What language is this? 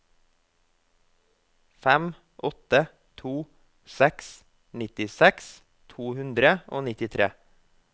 Norwegian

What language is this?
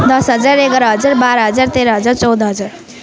Nepali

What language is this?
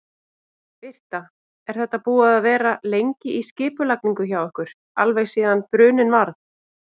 Icelandic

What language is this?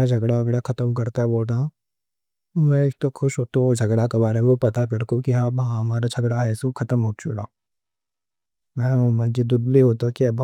Deccan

